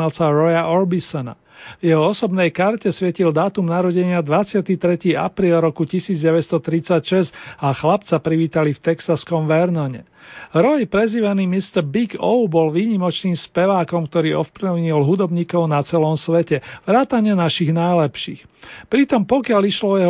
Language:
Slovak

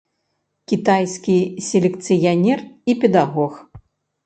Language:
Belarusian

